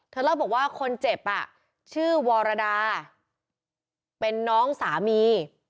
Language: Thai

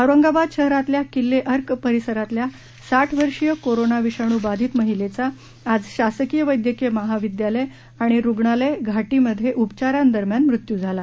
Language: Marathi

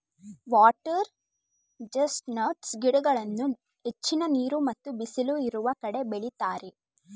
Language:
Kannada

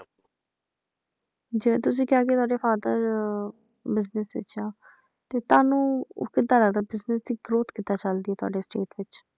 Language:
Punjabi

